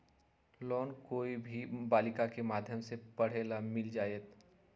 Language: Magahi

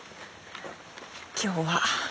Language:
Japanese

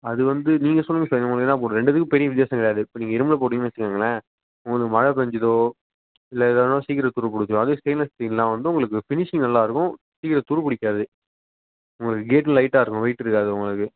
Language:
Tamil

